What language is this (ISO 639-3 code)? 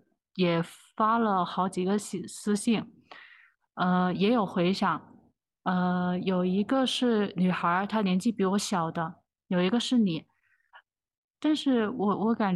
zho